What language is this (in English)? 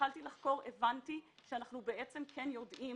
Hebrew